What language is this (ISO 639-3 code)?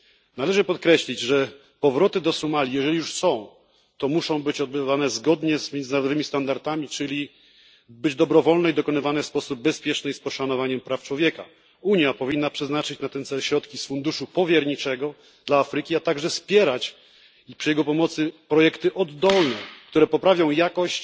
pol